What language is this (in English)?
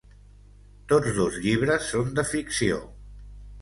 Catalan